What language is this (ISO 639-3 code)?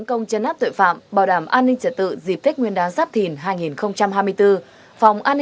vie